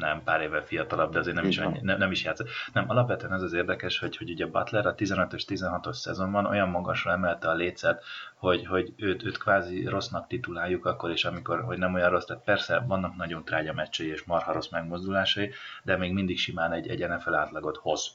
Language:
Hungarian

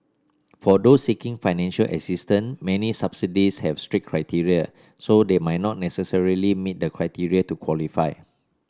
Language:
English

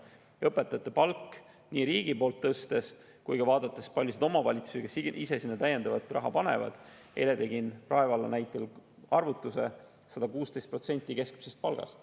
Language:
Estonian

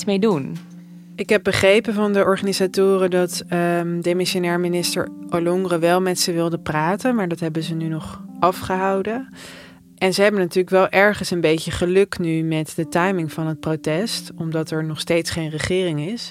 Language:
Dutch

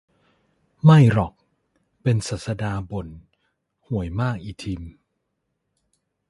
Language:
Thai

